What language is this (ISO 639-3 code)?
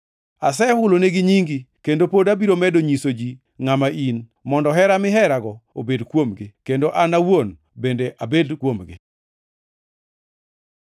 luo